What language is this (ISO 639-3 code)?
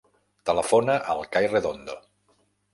cat